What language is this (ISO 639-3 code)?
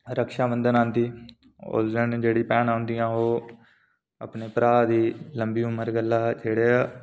doi